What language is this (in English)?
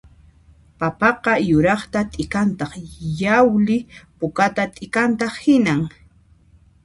Puno Quechua